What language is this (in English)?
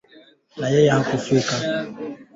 Swahili